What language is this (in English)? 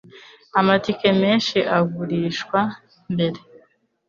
Kinyarwanda